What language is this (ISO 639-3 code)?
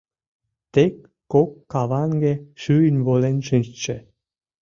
chm